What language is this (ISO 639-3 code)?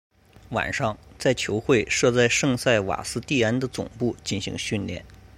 zho